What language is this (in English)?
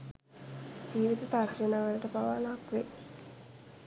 Sinhala